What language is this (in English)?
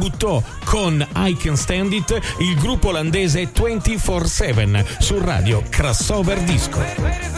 Italian